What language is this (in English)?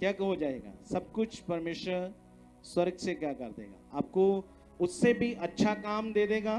Hindi